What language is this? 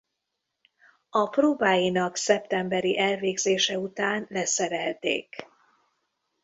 Hungarian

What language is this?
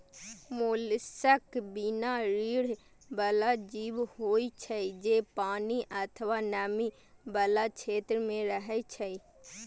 Maithili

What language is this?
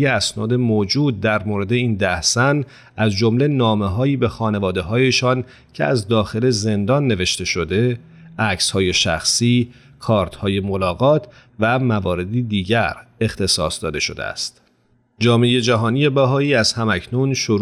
Persian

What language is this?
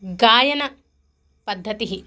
Sanskrit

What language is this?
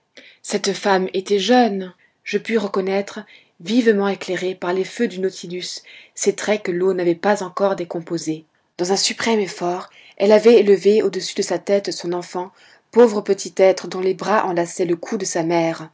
French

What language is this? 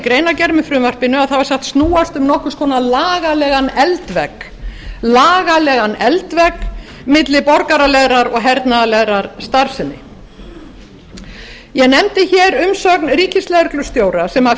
Icelandic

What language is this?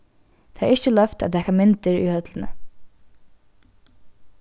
Faroese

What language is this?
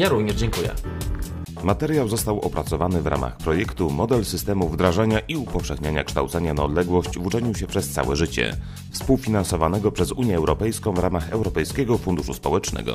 Polish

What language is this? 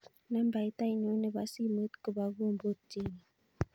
Kalenjin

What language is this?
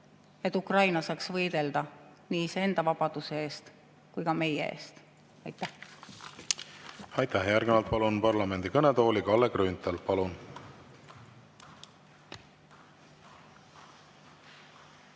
Estonian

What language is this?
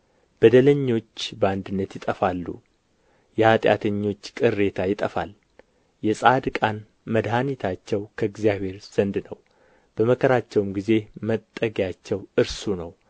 Amharic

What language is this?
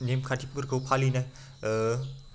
Bodo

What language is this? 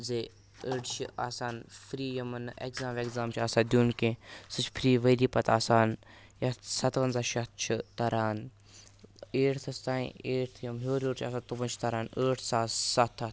Kashmiri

